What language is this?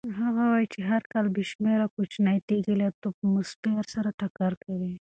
Pashto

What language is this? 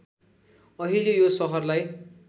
Nepali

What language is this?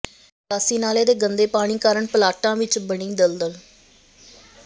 Punjabi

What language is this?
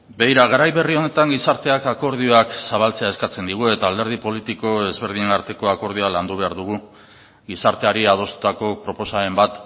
Basque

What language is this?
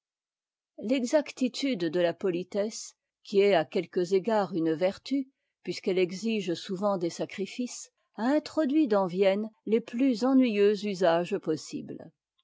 French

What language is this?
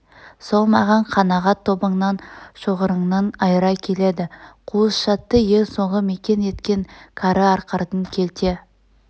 Kazakh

